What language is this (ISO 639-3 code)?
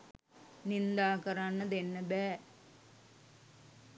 sin